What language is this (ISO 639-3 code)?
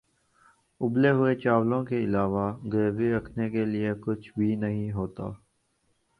urd